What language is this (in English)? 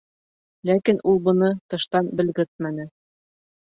Bashkir